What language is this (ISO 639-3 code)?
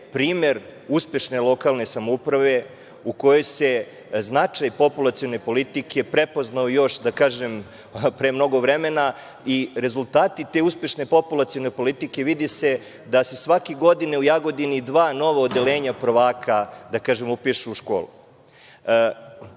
srp